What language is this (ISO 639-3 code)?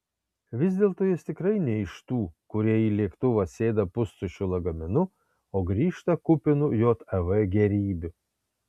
lit